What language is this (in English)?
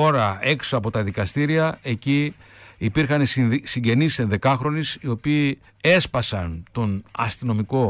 Greek